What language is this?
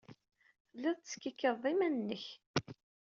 Kabyle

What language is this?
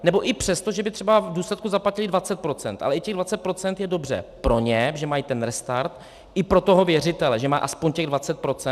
Czech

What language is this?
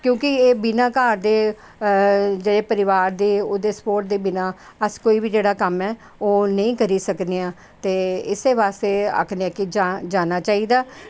Dogri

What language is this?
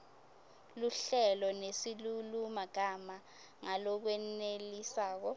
Swati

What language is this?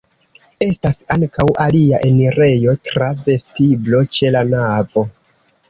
Esperanto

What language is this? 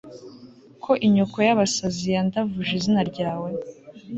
Kinyarwanda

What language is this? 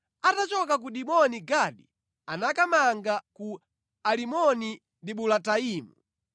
Nyanja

